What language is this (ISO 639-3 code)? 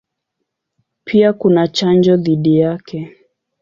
swa